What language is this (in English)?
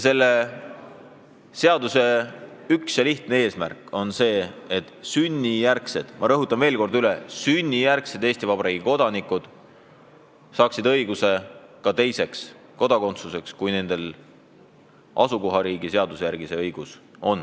Estonian